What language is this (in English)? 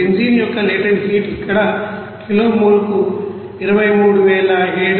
Telugu